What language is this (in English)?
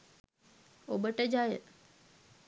Sinhala